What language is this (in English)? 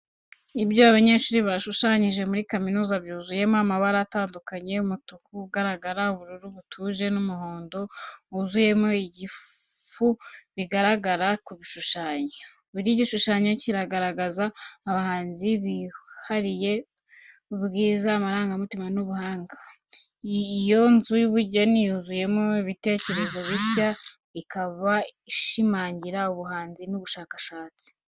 Kinyarwanda